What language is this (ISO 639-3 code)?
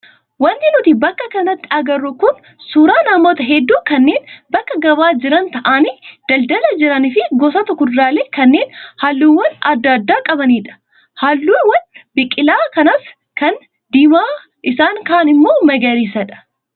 orm